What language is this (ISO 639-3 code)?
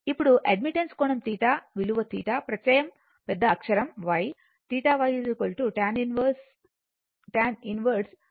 tel